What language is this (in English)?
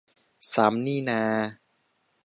Thai